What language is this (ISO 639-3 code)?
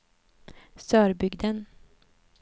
swe